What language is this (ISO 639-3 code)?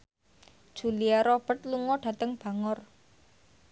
jav